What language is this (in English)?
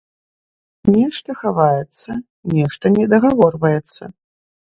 Belarusian